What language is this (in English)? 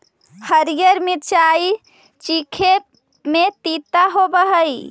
Magahi